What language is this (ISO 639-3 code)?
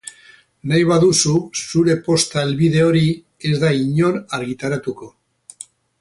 eus